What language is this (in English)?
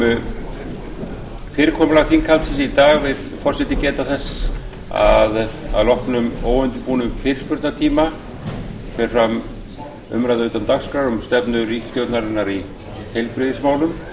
Icelandic